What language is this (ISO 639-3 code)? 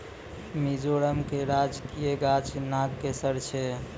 mai